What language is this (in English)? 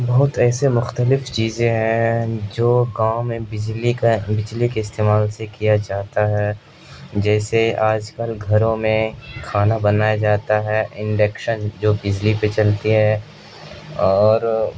Urdu